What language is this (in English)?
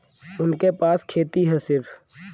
Bhojpuri